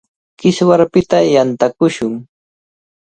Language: Cajatambo North Lima Quechua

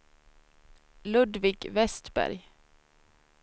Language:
Swedish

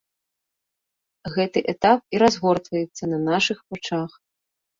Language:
Belarusian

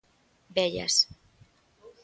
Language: Galician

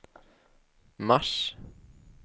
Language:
Swedish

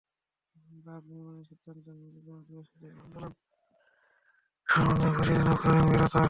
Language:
Bangla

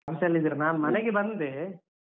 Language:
Kannada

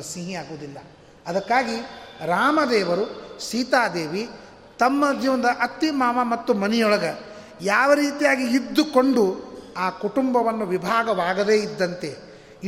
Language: Kannada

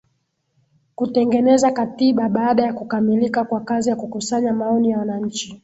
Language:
Swahili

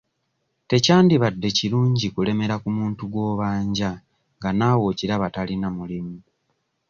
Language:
Ganda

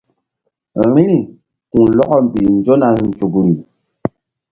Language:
Mbum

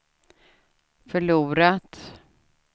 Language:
Swedish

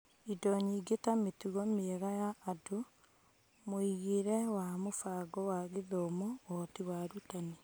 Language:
Kikuyu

